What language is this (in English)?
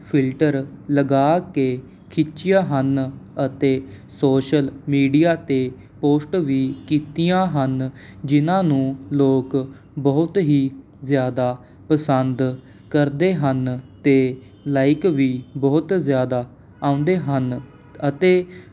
Punjabi